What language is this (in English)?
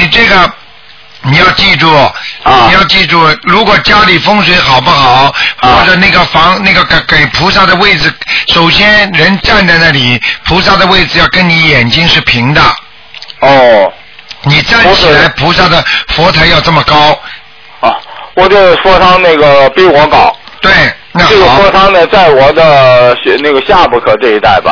Chinese